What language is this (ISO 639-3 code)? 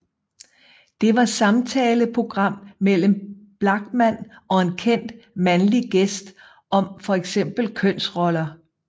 dan